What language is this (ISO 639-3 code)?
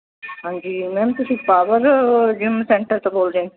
pan